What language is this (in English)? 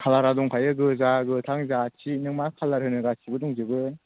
Bodo